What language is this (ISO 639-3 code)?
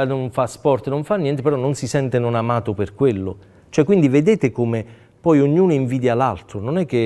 ita